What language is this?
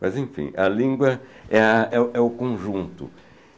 Portuguese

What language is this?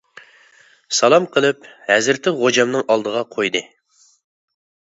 Uyghur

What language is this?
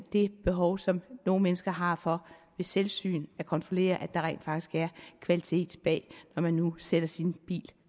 Danish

